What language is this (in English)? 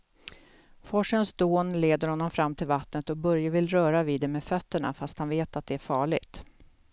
Swedish